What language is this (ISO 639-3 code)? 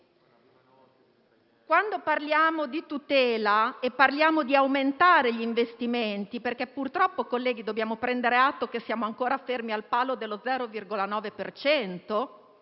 ita